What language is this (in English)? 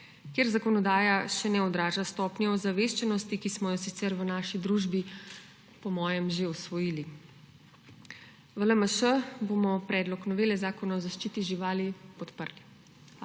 Slovenian